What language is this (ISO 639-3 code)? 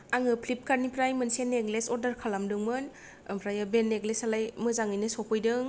brx